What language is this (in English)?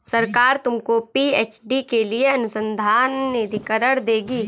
Hindi